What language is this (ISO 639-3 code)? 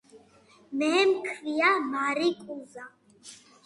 kat